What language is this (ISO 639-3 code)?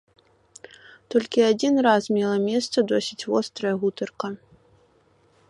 bel